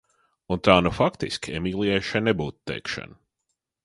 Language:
Latvian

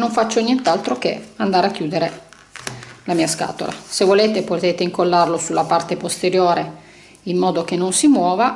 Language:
Italian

